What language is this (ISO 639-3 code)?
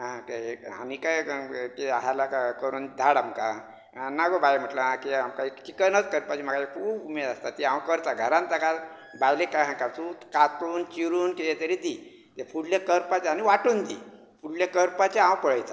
kok